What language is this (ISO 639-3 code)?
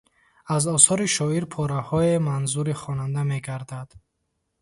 tgk